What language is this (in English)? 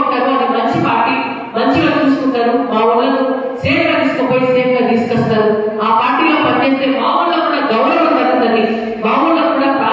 Romanian